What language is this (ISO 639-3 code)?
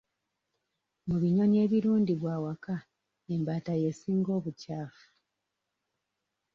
lug